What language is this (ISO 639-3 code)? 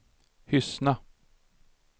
swe